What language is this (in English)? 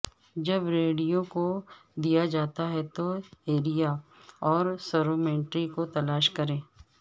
Urdu